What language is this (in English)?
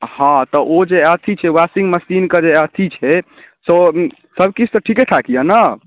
Maithili